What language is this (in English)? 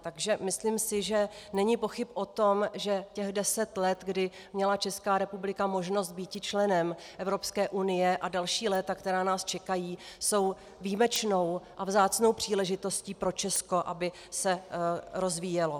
Czech